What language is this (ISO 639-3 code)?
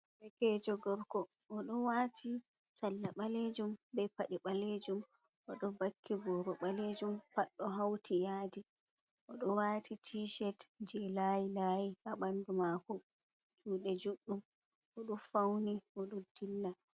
ful